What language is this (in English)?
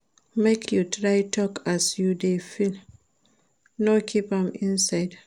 Nigerian Pidgin